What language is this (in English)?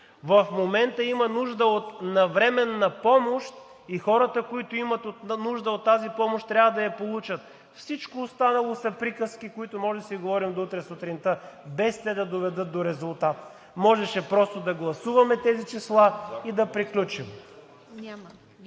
Bulgarian